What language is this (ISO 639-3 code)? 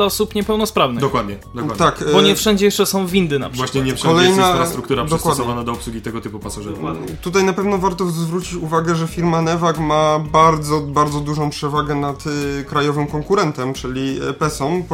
pol